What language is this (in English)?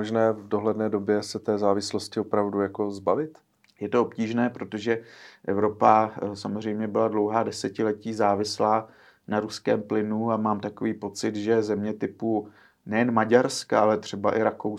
Czech